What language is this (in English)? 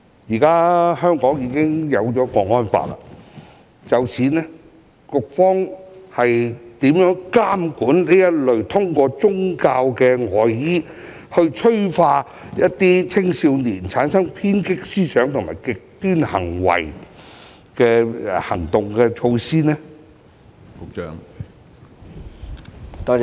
Cantonese